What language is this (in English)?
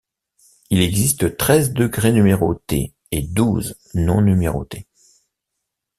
French